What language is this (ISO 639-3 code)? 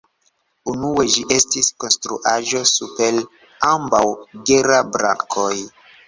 epo